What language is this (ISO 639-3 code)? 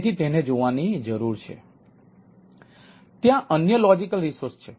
guj